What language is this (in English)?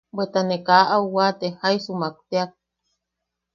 Yaqui